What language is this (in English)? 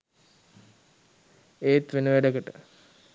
Sinhala